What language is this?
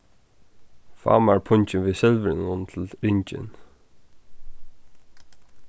Faroese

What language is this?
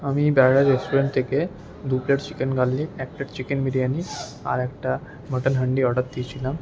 Bangla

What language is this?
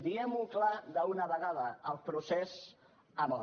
Catalan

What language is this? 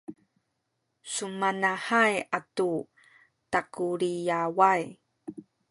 Sakizaya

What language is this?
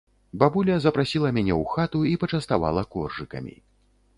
Belarusian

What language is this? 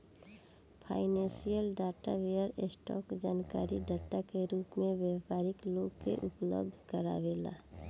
Bhojpuri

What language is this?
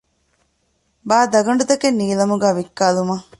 Divehi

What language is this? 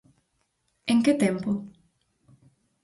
Galician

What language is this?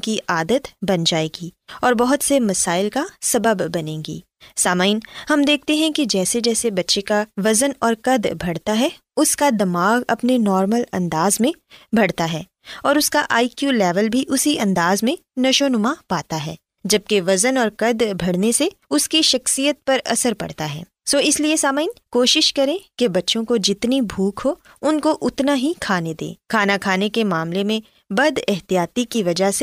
Urdu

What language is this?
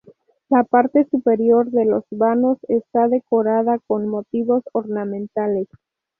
Spanish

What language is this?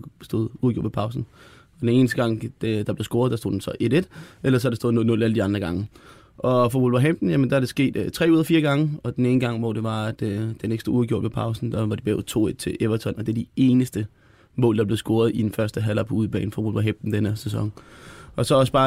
Danish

